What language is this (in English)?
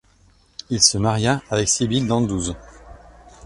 French